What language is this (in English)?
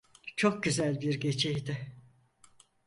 Turkish